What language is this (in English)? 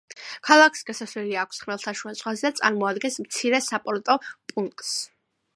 Georgian